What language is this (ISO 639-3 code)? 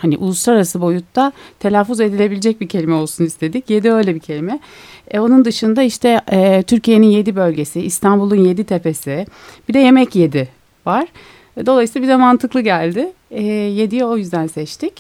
tur